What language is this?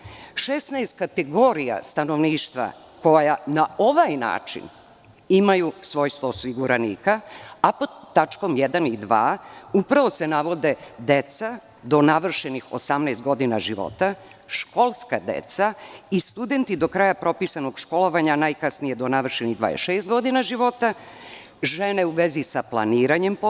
Serbian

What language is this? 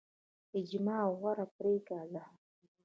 Pashto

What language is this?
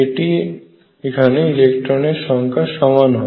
Bangla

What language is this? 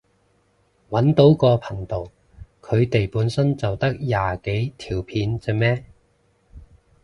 Cantonese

